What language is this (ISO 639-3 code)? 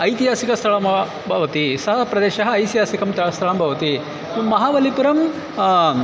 san